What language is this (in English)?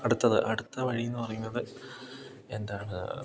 Malayalam